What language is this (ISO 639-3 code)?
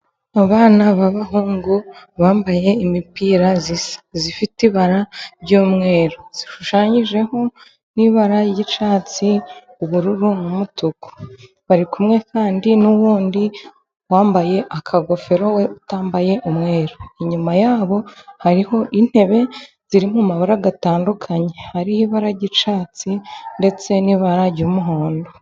kin